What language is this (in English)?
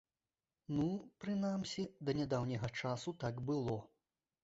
Belarusian